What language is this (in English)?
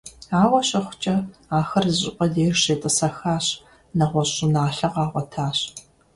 Kabardian